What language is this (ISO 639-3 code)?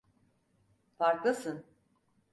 tur